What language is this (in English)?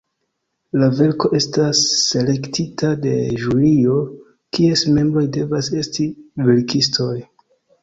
Esperanto